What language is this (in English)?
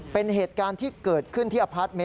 Thai